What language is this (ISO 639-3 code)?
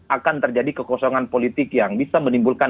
ind